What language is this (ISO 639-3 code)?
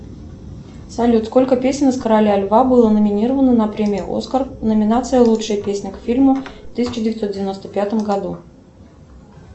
rus